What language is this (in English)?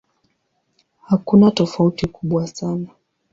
Swahili